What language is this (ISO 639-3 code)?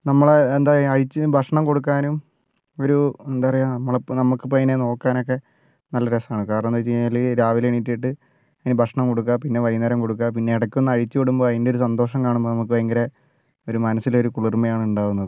mal